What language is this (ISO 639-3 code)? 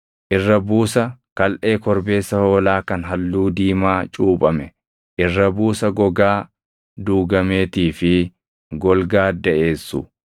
orm